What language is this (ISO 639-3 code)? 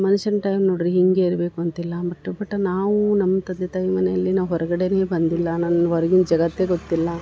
kan